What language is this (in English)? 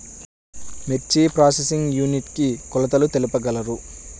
Telugu